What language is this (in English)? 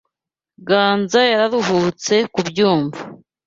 Kinyarwanda